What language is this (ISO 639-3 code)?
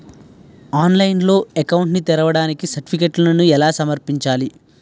tel